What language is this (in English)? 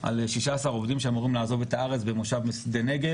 Hebrew